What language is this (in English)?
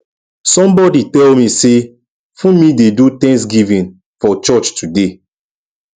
Nigerian Pidgin